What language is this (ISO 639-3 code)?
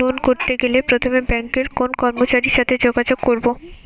ben